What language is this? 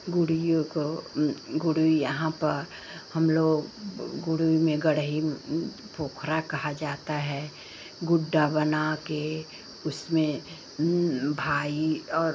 Hindi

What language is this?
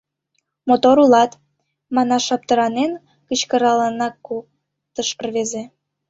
Mari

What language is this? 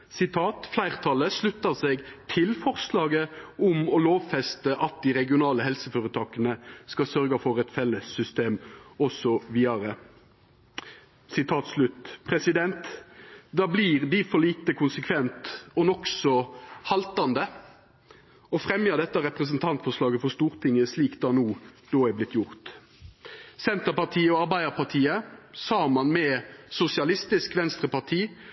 Norwegian Nynorsk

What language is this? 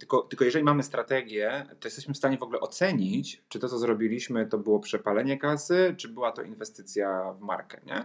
Polish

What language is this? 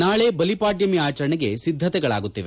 Kannada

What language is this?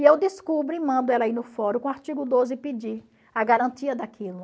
Portuguese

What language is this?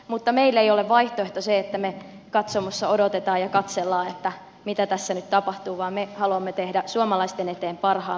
Finnish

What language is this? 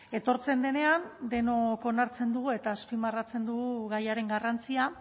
Basque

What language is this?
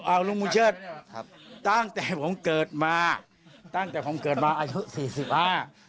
Thai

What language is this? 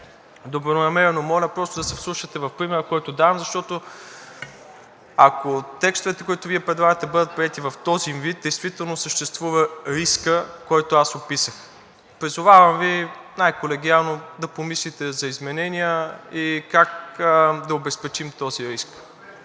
Bulgarian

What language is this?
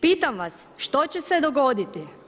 Croatian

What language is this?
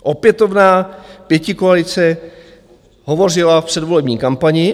Czech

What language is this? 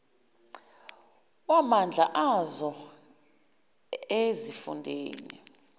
Zulu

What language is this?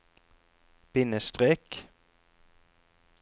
Norwegian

